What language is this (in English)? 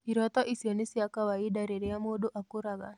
Kikuyu